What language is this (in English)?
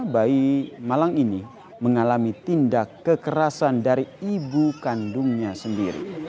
Indonesian